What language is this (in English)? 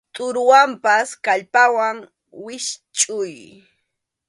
Arequipa-La Unión Quechua